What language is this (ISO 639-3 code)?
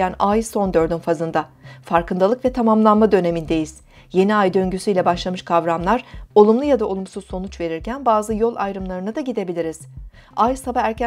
tur